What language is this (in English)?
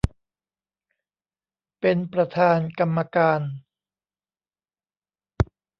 Thai